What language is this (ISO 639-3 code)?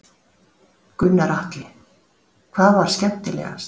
isl